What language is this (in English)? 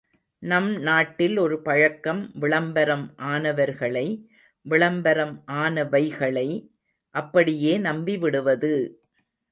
Tamil